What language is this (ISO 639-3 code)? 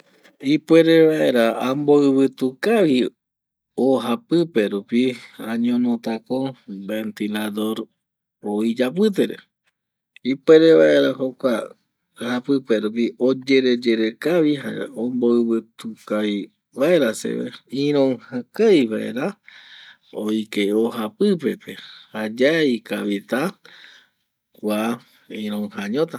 gui